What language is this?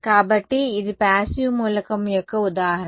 Telugu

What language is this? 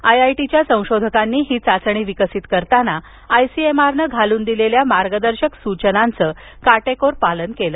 Marathi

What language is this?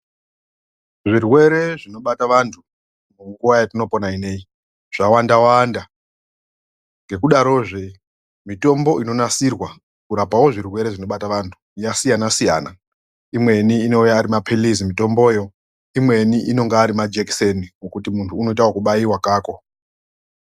Ndau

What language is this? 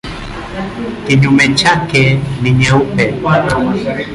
Swahili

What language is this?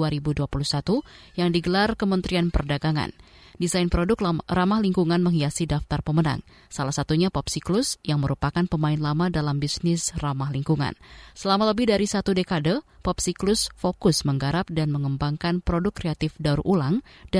Indonesian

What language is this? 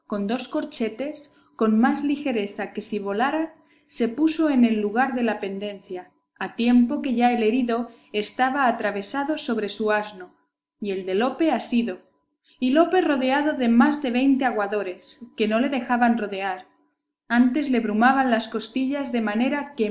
Spanish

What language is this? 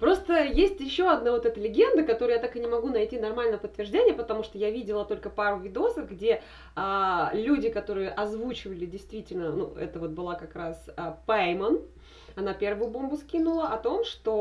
Russian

